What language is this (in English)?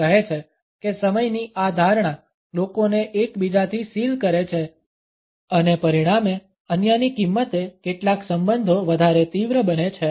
Gujarati